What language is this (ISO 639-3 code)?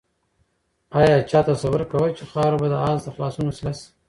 pus